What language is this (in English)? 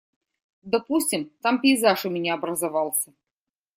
Russian